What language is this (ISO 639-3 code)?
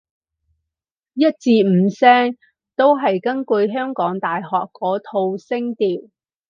yue